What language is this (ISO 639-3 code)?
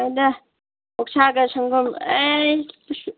mni